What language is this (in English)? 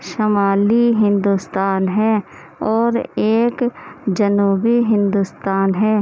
Urdu